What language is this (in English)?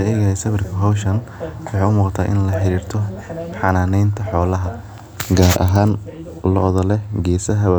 Somali